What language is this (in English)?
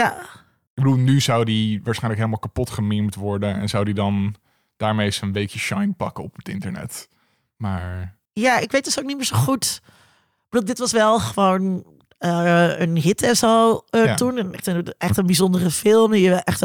Dutch